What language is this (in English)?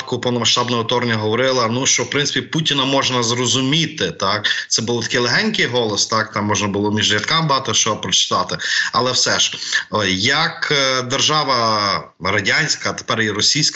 Ukrainian